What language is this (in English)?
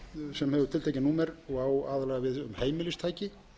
Icelandic